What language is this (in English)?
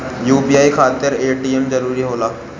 Bhojpuri